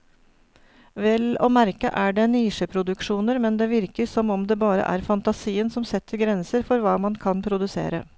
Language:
Norwegian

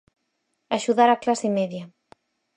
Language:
Galician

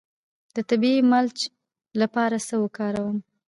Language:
Pashto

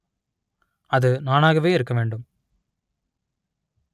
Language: Tamil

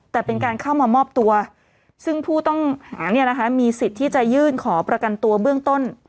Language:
Thai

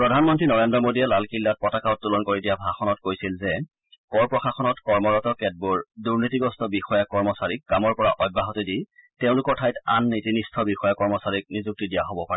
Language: Assamese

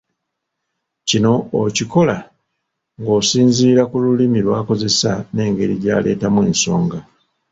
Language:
Ganda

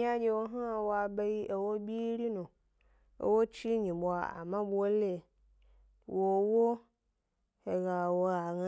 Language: Gbari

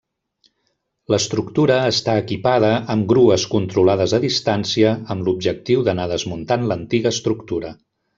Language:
Catalan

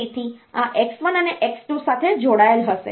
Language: Gujarati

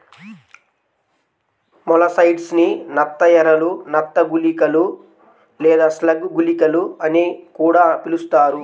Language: Telugu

